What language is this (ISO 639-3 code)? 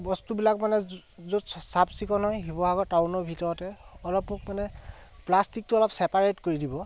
asm